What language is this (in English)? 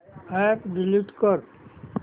Marathi